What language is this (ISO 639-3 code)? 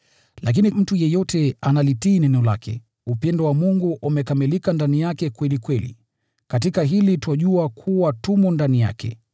swa